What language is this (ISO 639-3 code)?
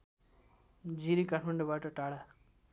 nep